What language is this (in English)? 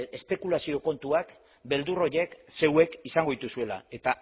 Basque